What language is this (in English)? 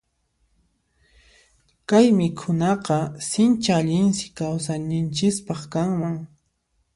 Puno Quechua